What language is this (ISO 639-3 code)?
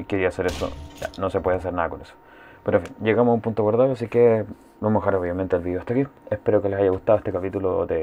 spa